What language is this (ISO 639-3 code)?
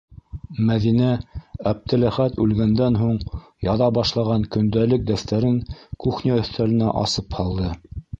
bak